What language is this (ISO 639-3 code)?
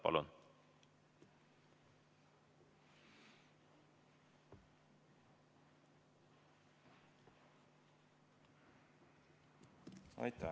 est